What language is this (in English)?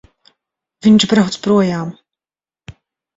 Latvian